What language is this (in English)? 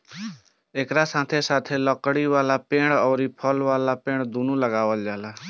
Bhojpuri